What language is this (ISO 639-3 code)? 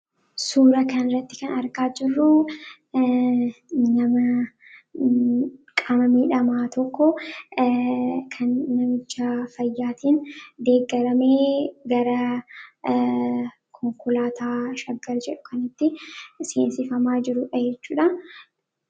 orm